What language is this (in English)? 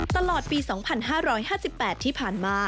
Thai